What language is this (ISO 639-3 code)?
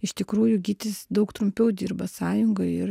lit